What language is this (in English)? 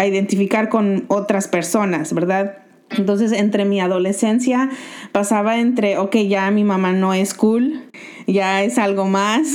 Spanish